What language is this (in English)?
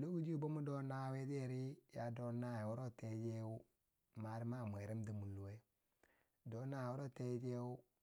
Bangwinji